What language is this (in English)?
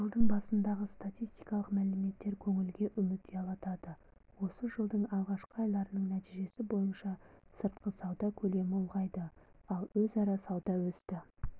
Kazakh